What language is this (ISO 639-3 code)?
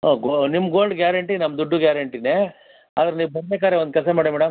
kan